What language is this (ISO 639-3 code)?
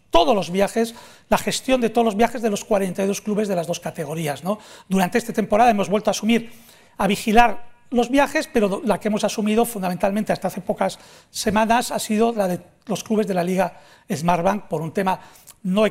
spa